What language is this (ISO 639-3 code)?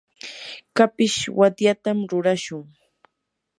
qur